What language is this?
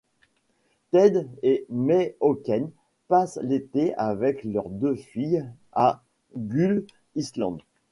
French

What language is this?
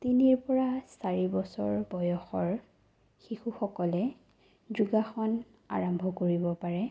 Assamese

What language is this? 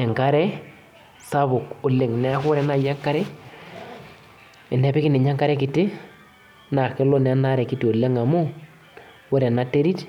Masai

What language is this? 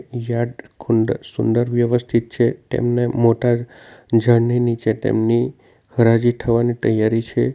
Gujarati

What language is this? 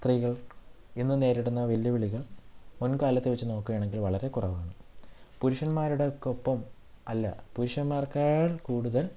Malayalam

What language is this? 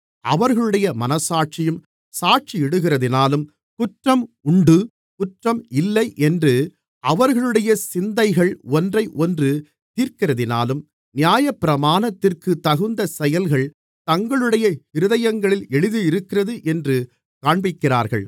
Tamil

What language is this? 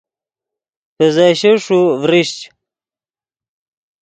Yidgha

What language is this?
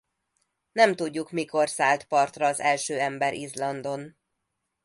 Hungarian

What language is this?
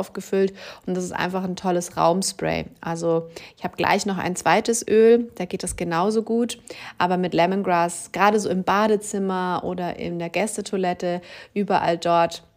German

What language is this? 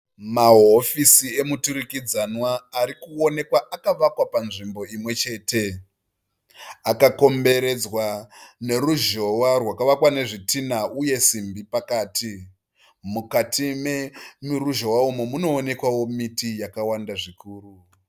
Shona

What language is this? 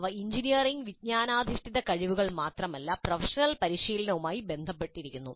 Malayalam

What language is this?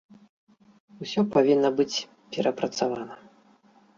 Belarusian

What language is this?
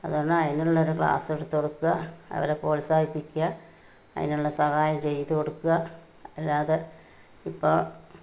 Malayalam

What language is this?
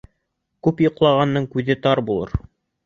Bashkir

